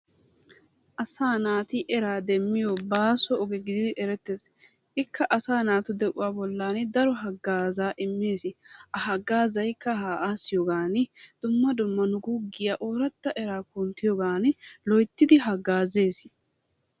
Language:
Wolaytta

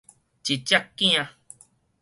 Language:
Min Nan Chinese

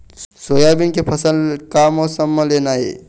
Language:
Chhattisgarhi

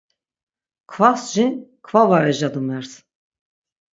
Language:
Laz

